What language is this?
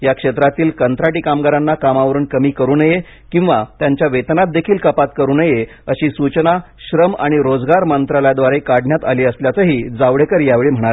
Marathi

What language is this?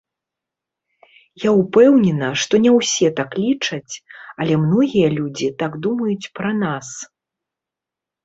Belarusian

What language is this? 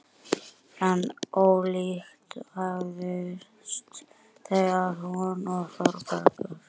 Icelandic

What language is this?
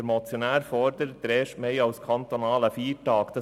Swiss German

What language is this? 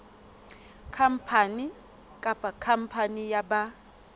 Southern Sotho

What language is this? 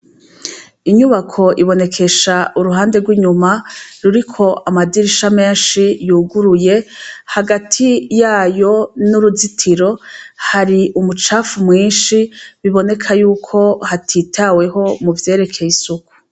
Rundi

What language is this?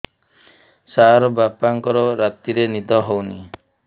Odia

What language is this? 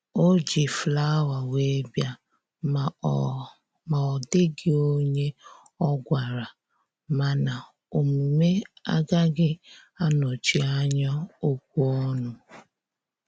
Igbo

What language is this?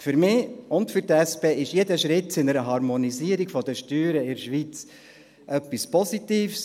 Swiss German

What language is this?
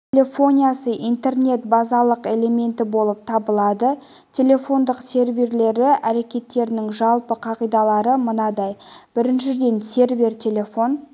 Kazakh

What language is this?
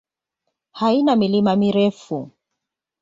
Swahili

